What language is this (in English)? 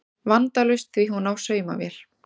Icelandic